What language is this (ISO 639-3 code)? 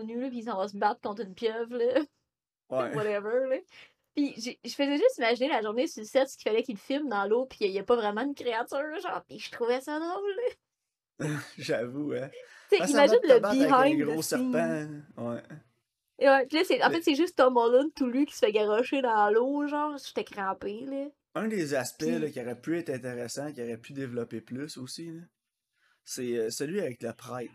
fra